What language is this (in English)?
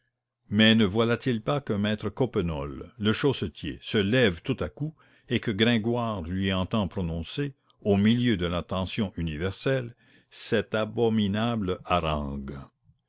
French